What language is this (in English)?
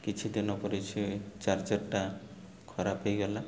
Odia